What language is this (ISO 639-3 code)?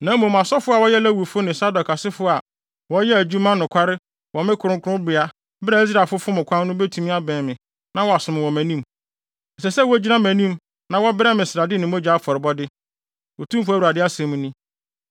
aka